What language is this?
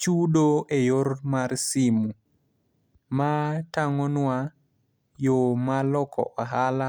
Luo (Kenya and Tanzania)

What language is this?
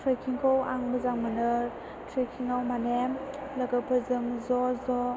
Bodo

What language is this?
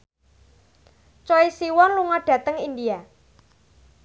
Javanese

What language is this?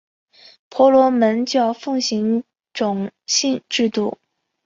Chinese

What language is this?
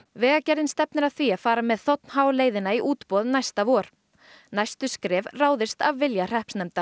Icelandic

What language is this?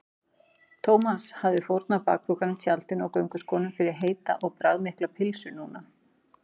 Icelandic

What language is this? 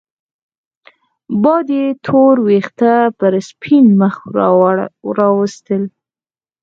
Pashto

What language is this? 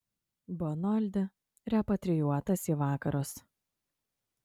Lithuanian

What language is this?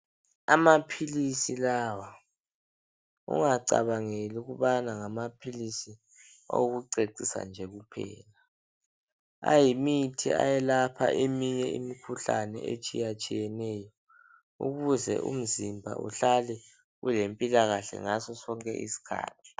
North Ndebele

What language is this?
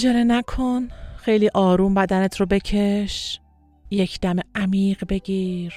Persian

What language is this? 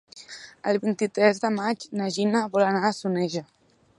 Catalan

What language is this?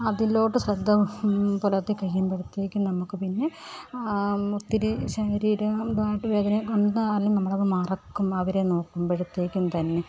Malayalam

